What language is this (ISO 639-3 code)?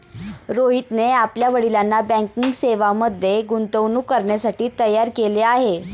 mar